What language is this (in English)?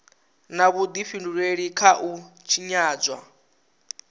Venda